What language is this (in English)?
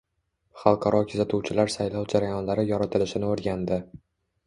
Uzbek